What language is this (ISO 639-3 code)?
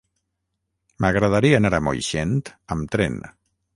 cat